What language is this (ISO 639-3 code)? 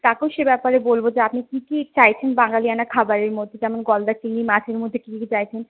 ben